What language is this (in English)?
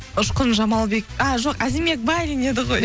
Kazakh